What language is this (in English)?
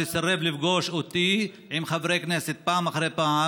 Hebrew